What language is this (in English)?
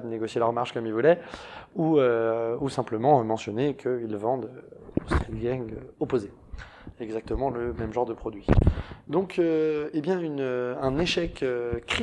French